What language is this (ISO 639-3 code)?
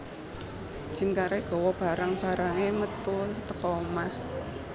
jav